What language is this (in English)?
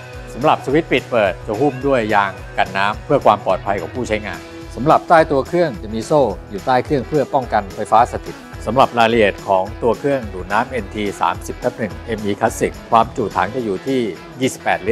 Thai